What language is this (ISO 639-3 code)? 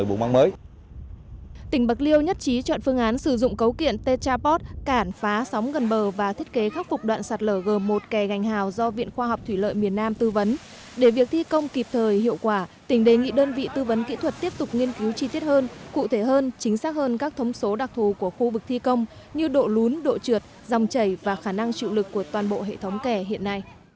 vie